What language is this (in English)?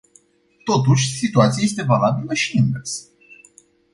Romanian